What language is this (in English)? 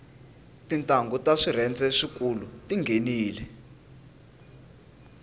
Tsonga